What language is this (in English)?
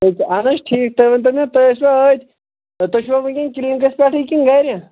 Kashmiri